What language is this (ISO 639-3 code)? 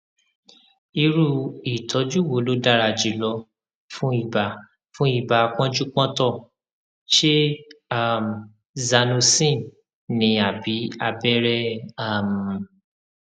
yor